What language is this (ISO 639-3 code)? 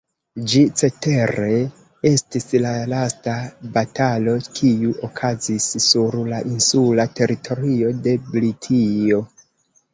epo